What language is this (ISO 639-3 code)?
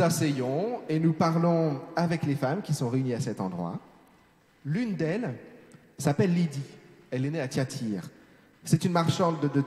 fra